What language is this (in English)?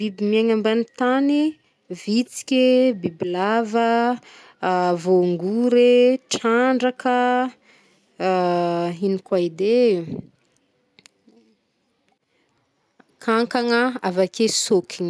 Northern Betsimisaraka Malagasy